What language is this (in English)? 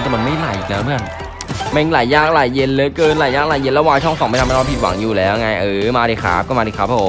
Thai